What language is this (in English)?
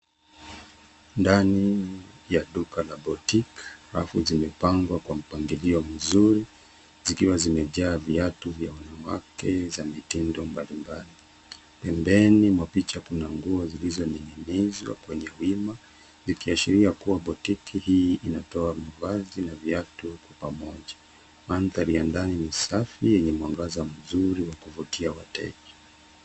Swahili